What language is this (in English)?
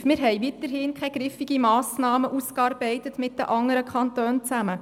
Swiss German